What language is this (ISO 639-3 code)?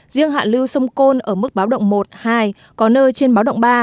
vie